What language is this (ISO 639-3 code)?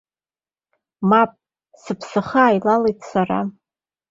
abk